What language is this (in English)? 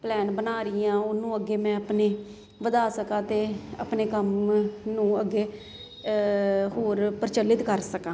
Punjabi